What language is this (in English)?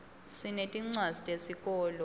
Swati